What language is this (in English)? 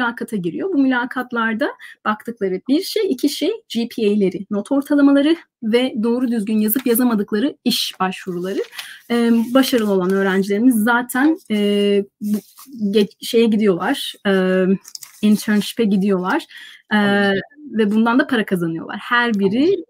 Turkish